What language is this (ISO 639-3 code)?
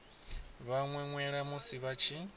ven